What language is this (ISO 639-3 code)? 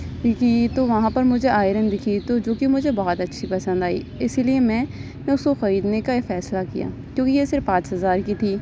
urd